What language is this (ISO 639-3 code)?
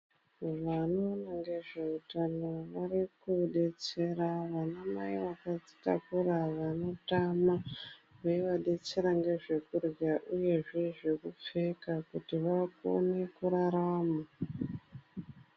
ndc